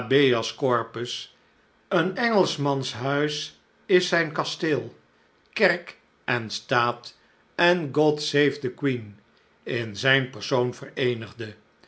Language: Dutch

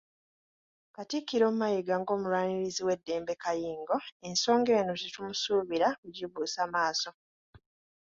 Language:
Ganda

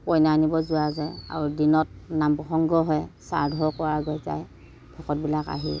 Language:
Assamese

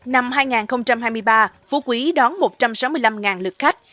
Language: Vietnamese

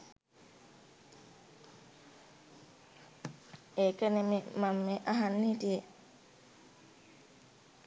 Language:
Sinhala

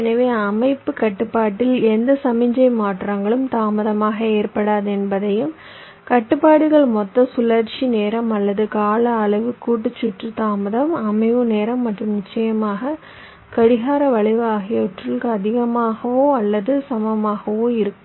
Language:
Tamil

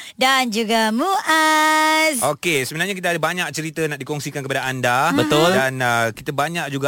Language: Malay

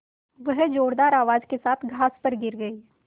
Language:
Hindi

